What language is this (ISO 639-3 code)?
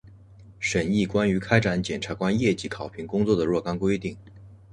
zho